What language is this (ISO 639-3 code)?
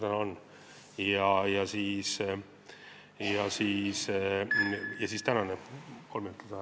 est